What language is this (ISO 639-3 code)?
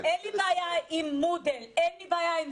heb